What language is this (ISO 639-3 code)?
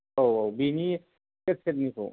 brx